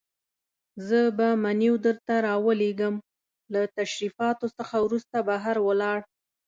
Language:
Pashto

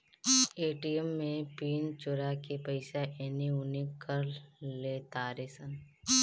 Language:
Bhojpuri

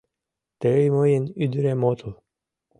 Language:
Mari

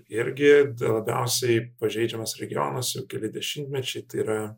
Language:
Lithuanian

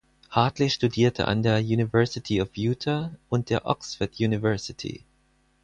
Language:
German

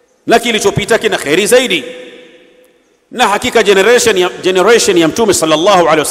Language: Arabic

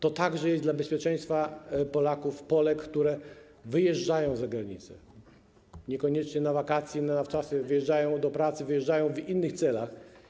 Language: Polish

